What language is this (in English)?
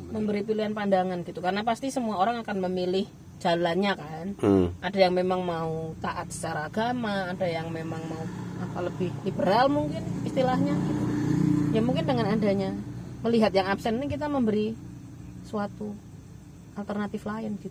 Indonesian